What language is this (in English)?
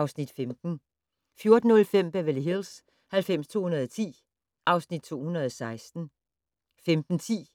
Danish